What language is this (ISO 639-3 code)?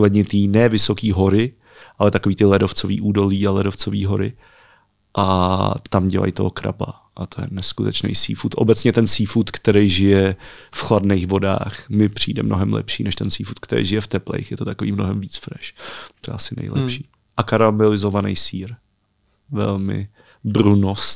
ces